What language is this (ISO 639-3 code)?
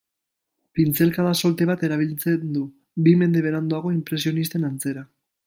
eus